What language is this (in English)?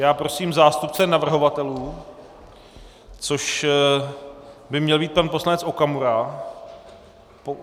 Czech